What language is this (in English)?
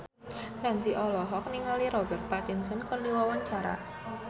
Sundanese